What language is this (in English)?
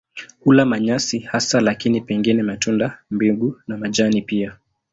Swahili